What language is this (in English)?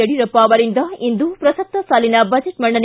Kannada